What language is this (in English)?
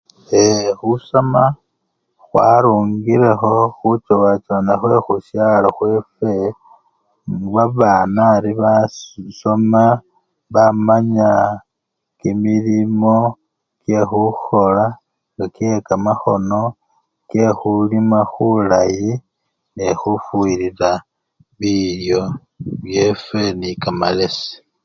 Luyia